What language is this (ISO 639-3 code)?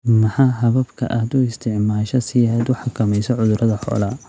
som